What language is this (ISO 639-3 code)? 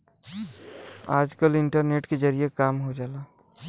bho